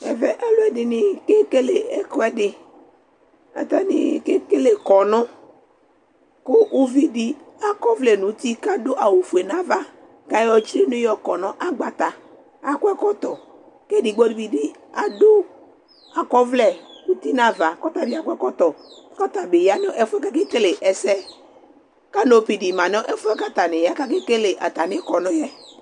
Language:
Ikposo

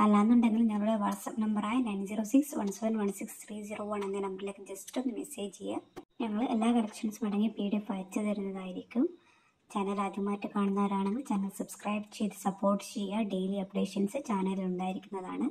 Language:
Malayalam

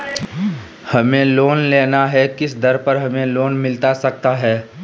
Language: Magahi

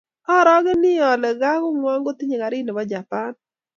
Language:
Kalenjin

